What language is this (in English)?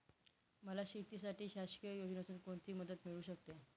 Marathi